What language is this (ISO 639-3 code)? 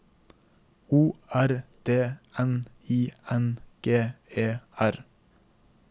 nor